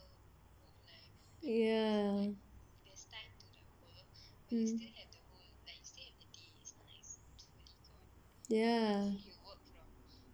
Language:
English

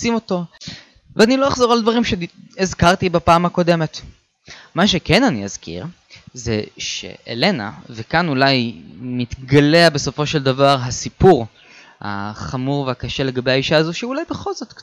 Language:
Hebrew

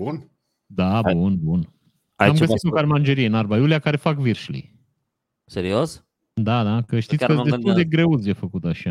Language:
Romanian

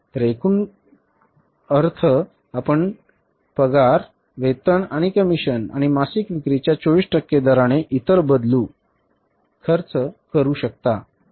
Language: Marathi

